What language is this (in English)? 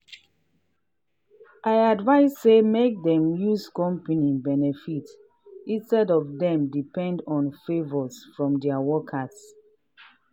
Nigerian Pidgin